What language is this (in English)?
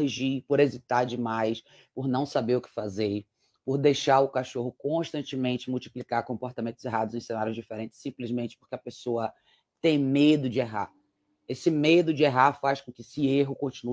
Portuguese